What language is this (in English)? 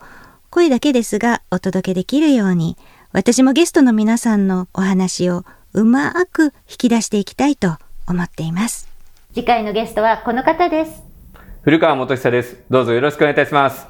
Japanese